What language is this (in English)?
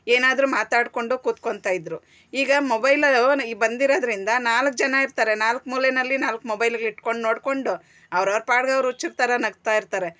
Kannada